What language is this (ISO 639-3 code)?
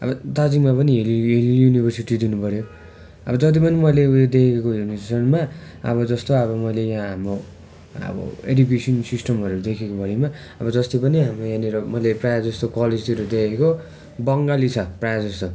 nep